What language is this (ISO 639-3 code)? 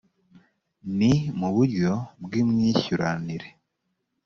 kin